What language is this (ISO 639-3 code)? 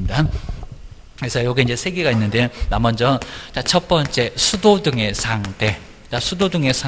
kor